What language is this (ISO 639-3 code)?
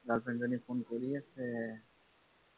asm